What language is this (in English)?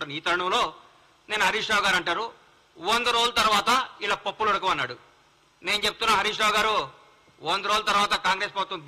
Telugu